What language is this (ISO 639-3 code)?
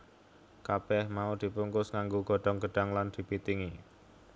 jav